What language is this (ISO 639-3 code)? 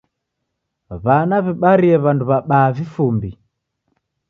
dav